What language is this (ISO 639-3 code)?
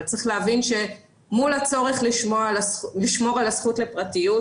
heb